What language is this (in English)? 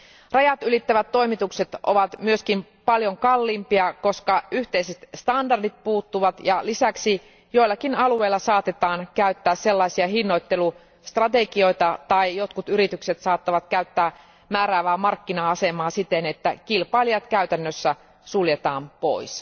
Finnish